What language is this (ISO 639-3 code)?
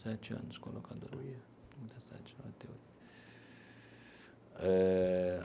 por